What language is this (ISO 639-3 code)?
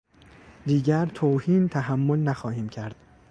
fas